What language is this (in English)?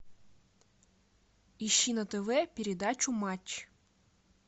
Russian